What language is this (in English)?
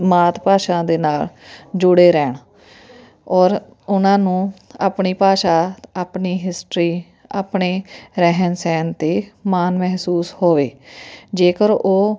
Punjabi